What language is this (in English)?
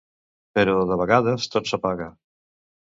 Catalan